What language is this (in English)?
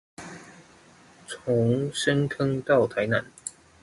Chinese